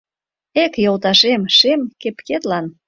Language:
Mari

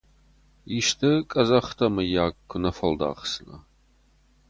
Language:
Ossetic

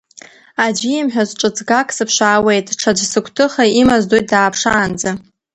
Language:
Abkhazian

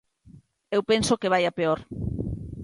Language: Galician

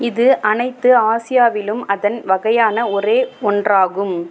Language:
Tamil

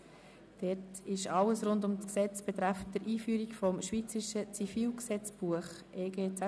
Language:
Swiss German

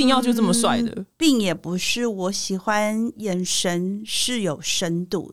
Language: Chinese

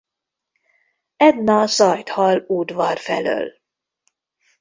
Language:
Hungarian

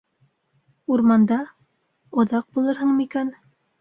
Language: Bashkir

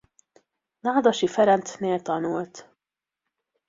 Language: Hungarian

